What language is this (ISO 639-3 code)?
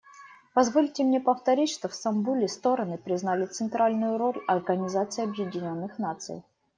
rus